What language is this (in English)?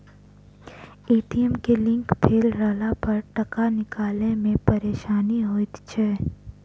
Maithili